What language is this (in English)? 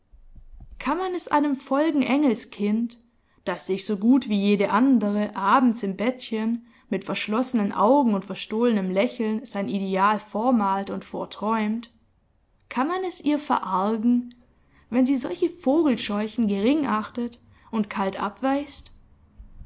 German